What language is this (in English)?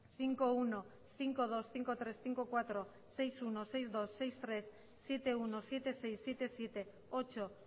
Spanish